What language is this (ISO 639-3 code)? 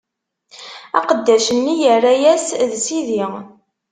kab